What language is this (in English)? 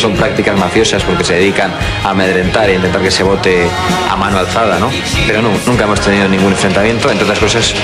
Spanish